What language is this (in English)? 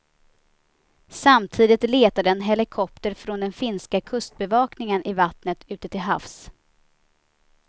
Swedish